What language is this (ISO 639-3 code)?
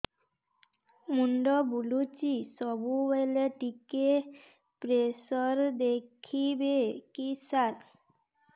ori